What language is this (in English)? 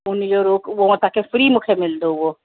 Sindhi